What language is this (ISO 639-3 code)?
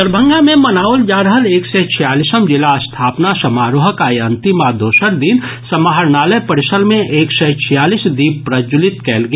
mai